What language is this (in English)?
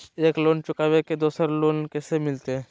Magahi